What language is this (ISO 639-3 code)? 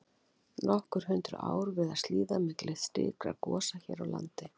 isl